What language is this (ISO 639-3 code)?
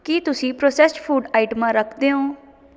pan